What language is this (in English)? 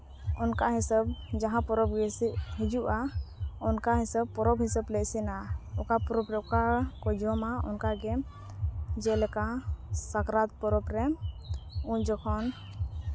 Santali